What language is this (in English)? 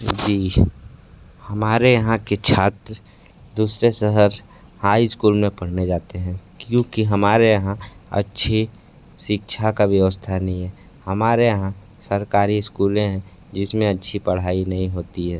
Hindi